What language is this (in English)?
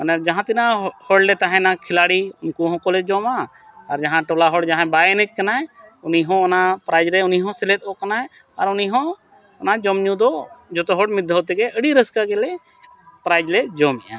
Santali